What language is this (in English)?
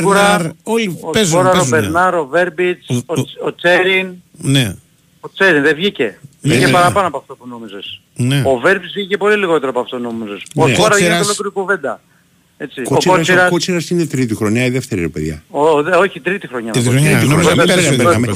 Greek